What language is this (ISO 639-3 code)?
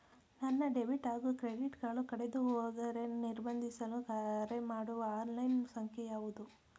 kan